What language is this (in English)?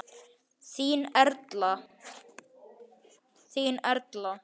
Icelandic